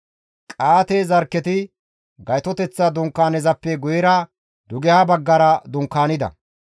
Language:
Gamo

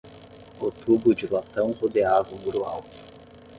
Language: Portuguese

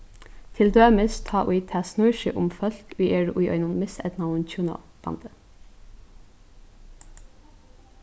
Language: Faroese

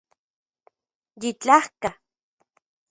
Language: Central Puebla Nahuatl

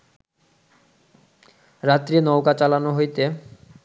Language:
Bangla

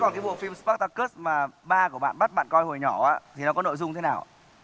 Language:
Vietnamese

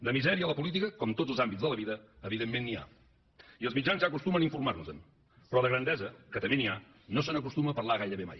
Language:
Catalan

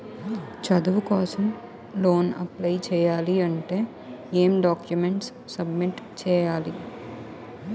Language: Telugu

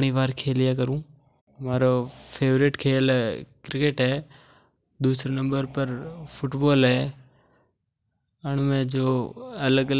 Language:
Mewari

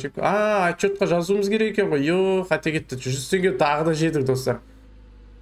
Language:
Turkish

